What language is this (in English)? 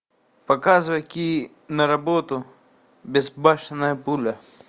Russian